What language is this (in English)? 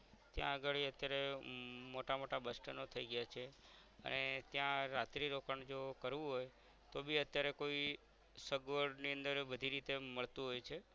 Gujarati